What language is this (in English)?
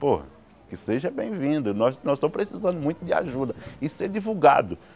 Portuguese